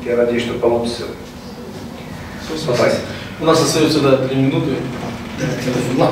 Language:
Russian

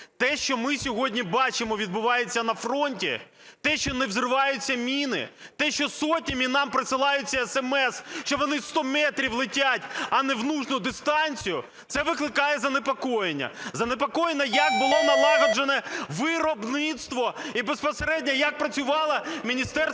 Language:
Ukrainian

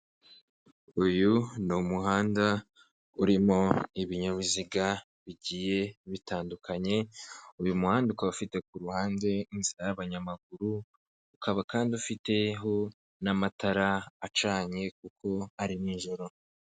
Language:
Kinyarwanda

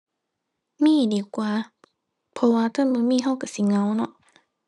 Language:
Thai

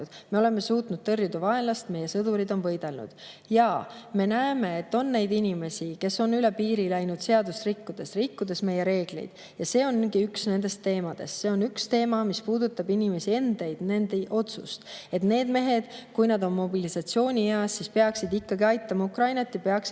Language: Estonian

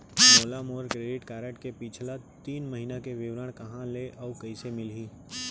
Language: Chhattisgarhi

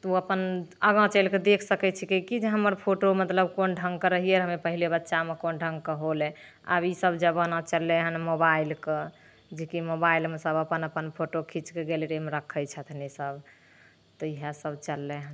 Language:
Maithili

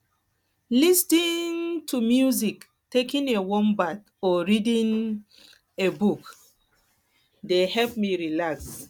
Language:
Nigerian Pidgin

